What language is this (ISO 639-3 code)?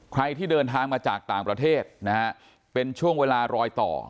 tha